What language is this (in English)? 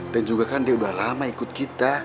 Indonesian